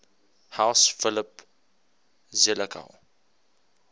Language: English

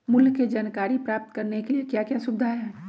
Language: Magahi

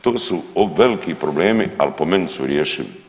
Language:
Croatian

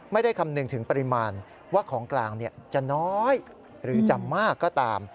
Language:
Thai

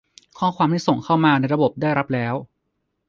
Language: Thai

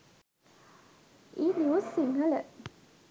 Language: Sinhala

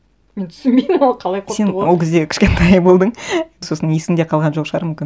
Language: Kazakh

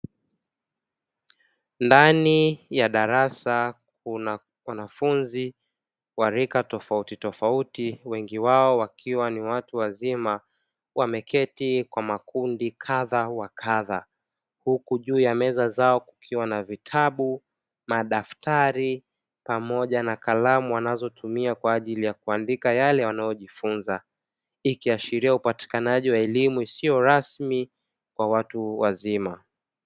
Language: Swahili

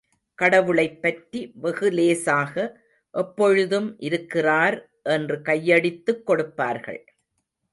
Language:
Tamil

